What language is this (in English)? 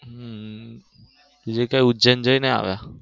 Gujarati